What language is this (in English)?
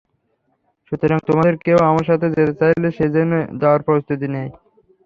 Bangla